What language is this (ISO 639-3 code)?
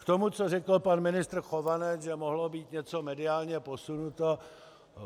ces